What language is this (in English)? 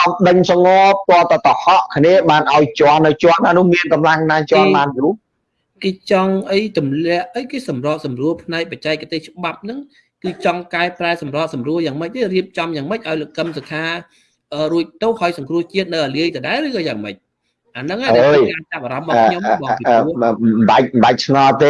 Vietnamese